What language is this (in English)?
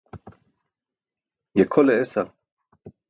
Burushaski